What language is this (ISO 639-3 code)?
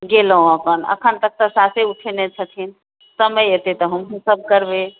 mai